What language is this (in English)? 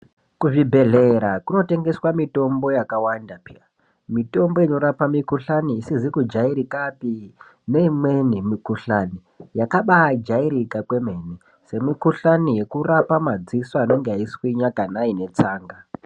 Ndau